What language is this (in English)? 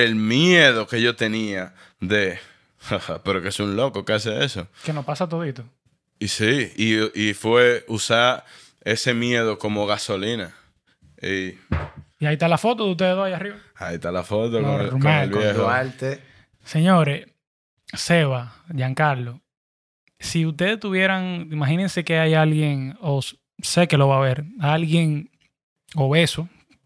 Spanish